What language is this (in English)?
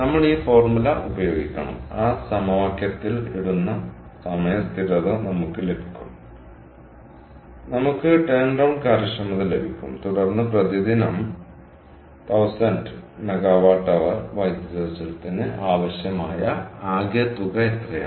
Malayalam